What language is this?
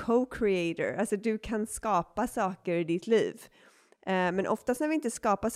Swedish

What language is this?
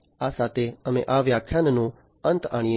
Gujarati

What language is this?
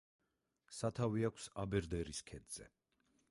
Georgian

